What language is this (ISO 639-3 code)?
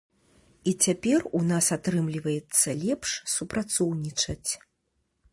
bel